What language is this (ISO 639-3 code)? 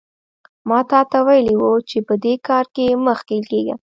pus